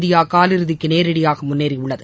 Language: Tamil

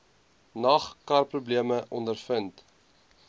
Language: Afrikaans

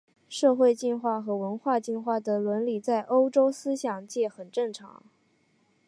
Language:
Chinese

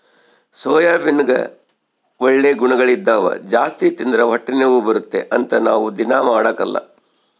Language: Kannada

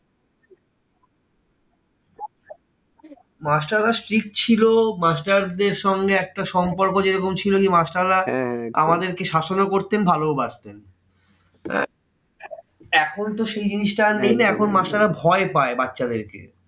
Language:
Bangla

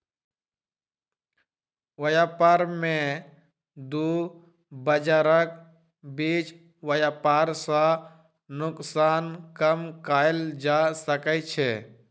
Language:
Maithili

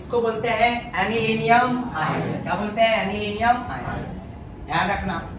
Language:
Hindi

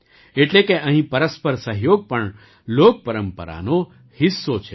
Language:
Gujarati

